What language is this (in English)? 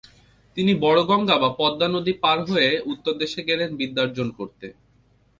Bangla